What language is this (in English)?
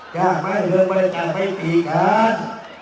Thai